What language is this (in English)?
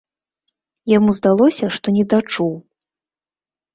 Belarusian